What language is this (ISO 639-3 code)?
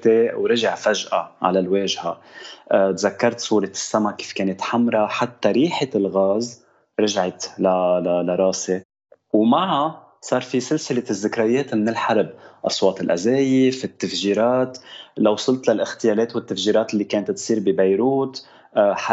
ara